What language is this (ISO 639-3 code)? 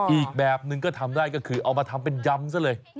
tha